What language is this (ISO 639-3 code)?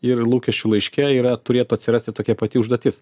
lit